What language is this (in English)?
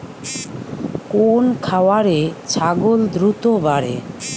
Bangla